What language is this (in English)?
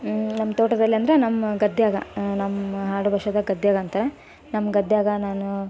Kannada